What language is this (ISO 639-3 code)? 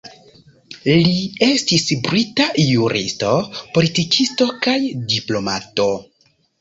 epo